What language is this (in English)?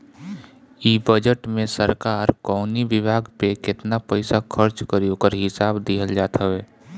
Bhojpuri